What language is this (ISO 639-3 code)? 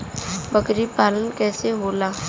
bho